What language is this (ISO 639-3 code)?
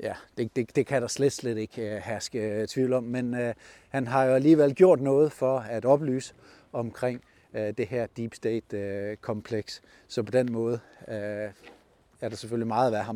dan